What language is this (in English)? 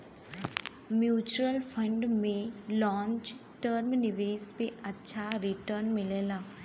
Bhojpuri